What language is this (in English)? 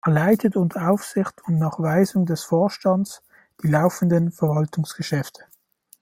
German